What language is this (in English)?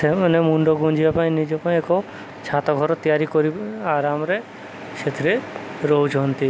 Odia